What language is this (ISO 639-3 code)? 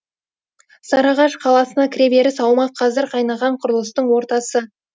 kaz